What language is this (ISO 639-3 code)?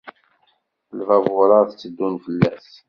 kab